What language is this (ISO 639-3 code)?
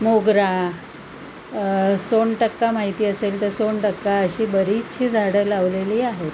mar